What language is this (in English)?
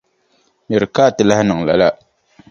Dagbani